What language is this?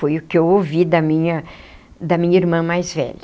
Portuguese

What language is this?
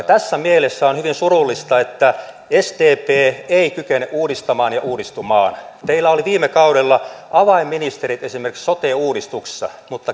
Finnish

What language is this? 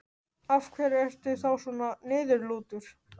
Icelandic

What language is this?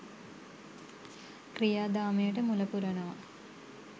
Sinhala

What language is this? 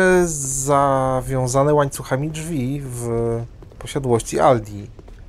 Polish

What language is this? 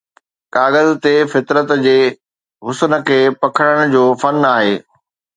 Sindhi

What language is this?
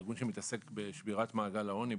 Hebrew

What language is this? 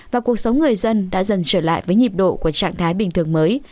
Vietnamese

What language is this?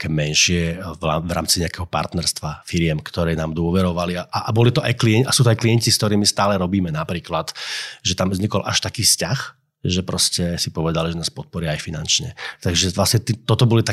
Slovak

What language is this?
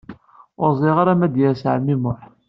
Kabyle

